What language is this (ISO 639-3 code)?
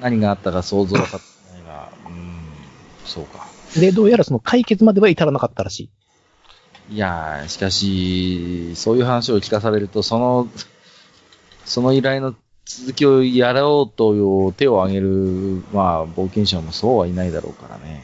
jpn